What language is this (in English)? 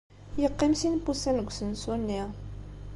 Kabyle